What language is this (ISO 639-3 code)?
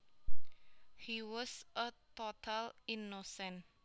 jav